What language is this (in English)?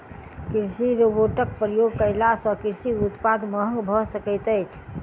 Maithili